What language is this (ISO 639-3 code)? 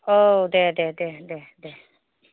brx